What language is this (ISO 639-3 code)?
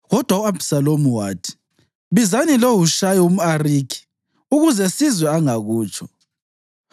nde